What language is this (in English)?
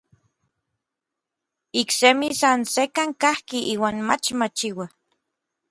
Orizaba Nahuatl